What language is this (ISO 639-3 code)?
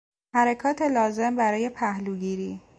fas